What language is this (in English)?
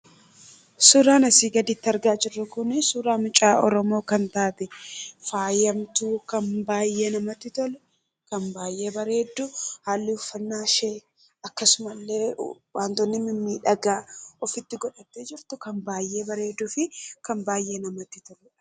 Oromo